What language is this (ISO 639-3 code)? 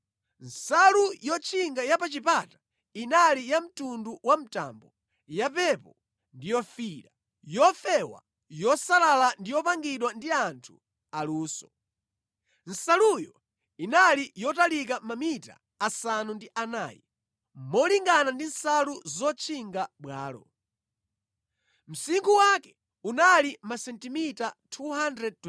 nya